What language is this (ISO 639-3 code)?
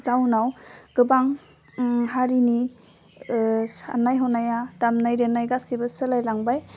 brx